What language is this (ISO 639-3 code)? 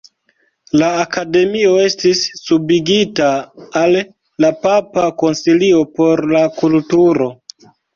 epo